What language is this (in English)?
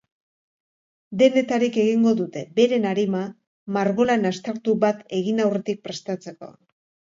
Basque